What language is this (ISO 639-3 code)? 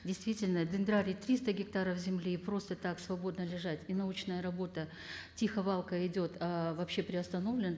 kaz